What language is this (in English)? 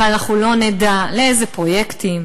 Hebrew